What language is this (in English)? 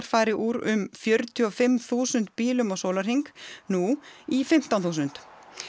Icelandic